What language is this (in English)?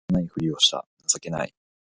Japanese